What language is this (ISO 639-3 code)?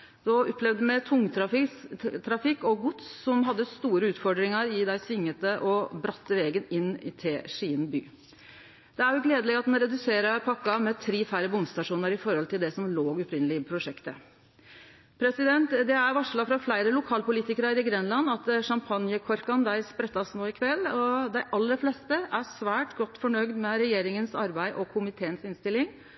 nno